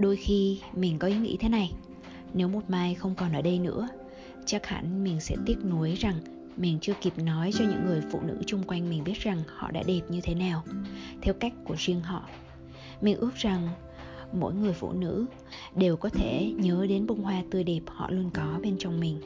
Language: Vietnamese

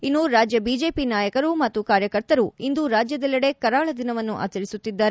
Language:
Kannada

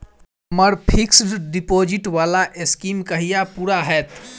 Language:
Maithili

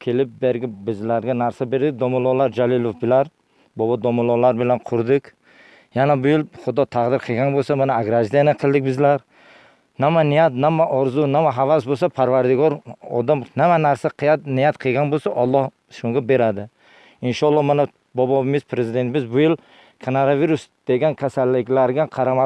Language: Turkish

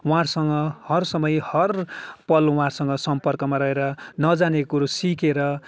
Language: Nepali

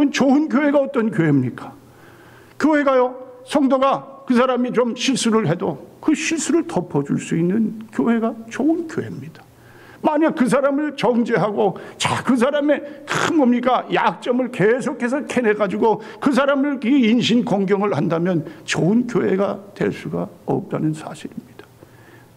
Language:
Korean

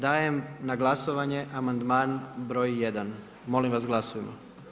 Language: Croatian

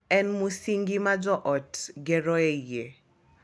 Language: Luo (Kenya and Tanzania)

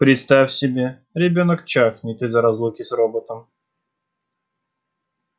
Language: Russian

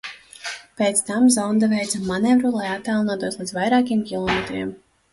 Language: Latvian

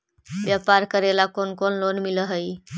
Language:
Magahi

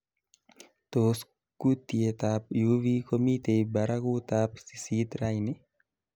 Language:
Kalenjin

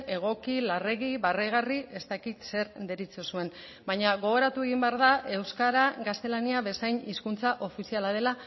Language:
Basque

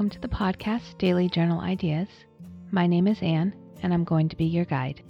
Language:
English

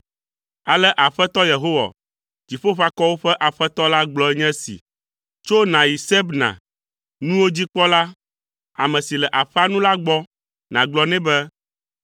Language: Ewe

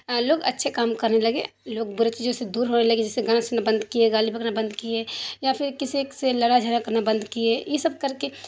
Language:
Urdu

